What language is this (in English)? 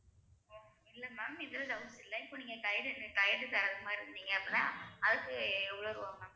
Tamil